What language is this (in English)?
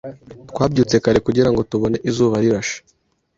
Kinyarwanda